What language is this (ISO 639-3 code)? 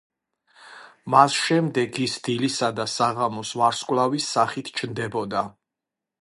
kat